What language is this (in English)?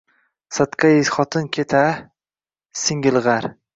Uzbek